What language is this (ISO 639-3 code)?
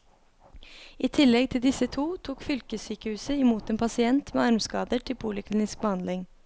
nor